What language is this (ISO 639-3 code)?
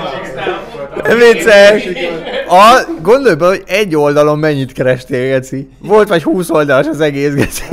hun